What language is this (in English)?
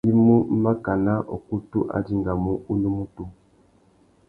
Tuki